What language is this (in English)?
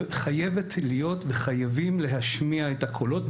Hebrew